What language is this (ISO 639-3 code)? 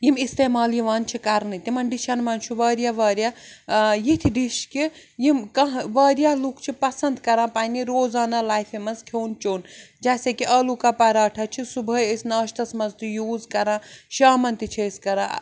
kas